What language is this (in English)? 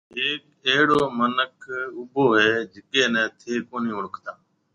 Marwari (Pakistan)